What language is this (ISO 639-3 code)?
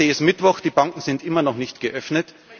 deu